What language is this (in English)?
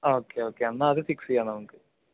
Malayalam